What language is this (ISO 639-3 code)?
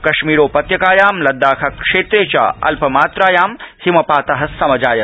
san